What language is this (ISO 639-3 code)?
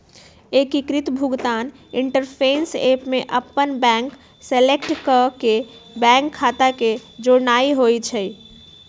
mag